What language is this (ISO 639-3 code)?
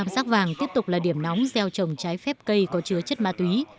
vie